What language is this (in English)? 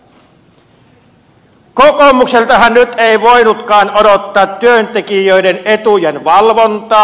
Finnish